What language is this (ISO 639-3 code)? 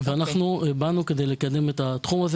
heb